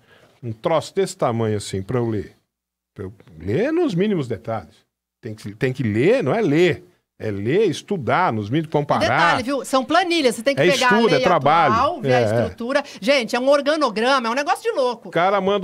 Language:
Portuguese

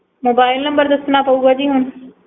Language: Punjabi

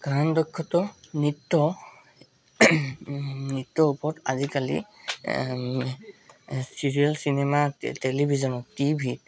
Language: Assamese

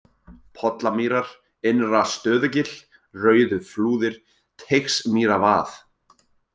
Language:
Icelandic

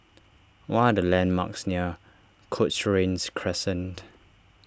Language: English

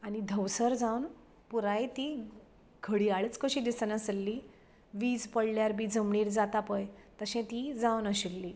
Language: Konkani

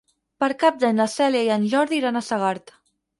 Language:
Catalan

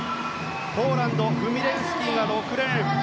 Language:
Japanese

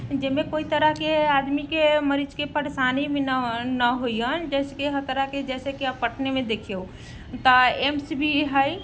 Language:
Maithili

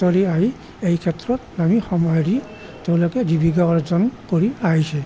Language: Assamese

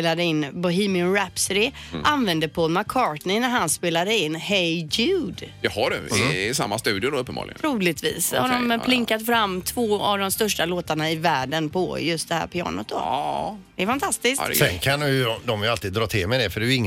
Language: Swedish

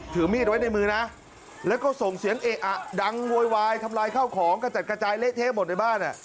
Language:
Thai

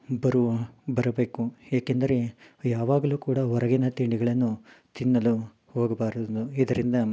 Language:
Kannada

